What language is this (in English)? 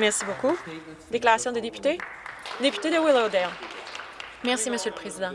French